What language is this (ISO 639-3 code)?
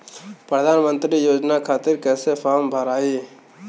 bho